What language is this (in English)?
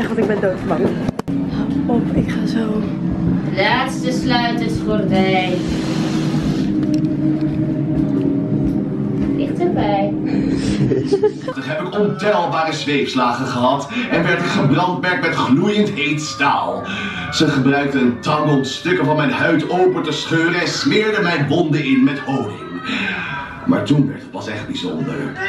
Dutch